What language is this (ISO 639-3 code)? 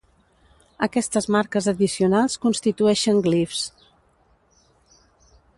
cat